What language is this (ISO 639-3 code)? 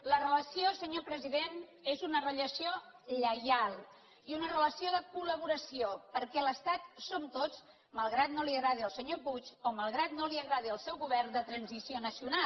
cat